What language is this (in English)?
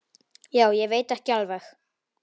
Icelandic